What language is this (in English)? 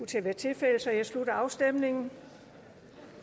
Danish